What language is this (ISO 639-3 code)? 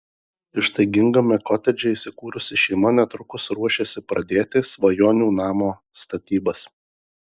lit